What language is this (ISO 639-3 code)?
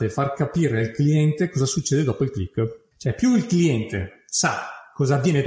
ita